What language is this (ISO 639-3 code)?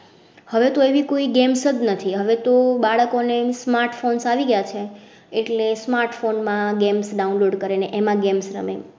guj